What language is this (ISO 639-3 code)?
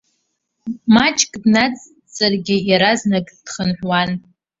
abk